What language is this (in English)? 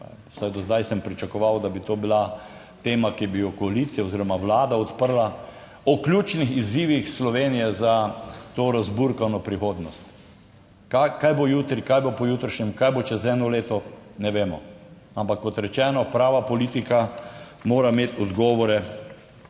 Slovenian